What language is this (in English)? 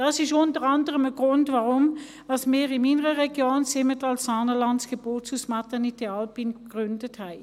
Swiss German